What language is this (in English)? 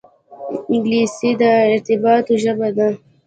Pashto